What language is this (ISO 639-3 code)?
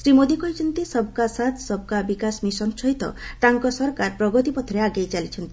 ori